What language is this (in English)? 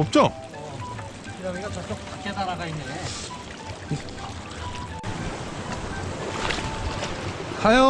Korean